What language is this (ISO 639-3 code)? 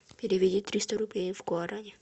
rus